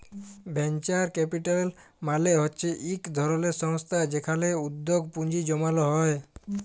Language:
Bangla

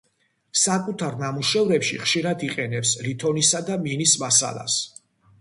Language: Georgian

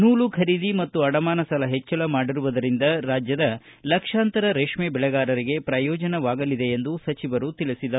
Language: Kannada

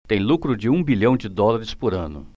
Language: Portuguese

